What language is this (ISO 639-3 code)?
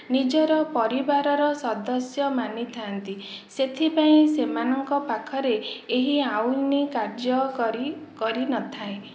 ori